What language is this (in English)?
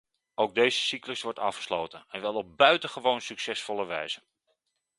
Dutch